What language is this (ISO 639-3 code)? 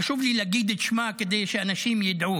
heb